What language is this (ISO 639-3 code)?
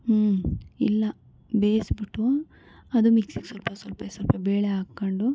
kan